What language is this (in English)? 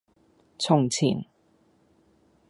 Cantonese